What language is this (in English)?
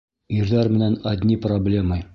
Bashkir